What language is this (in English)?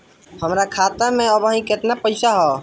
Bhojpuri